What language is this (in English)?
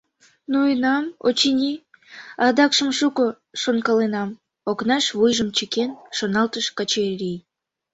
Mari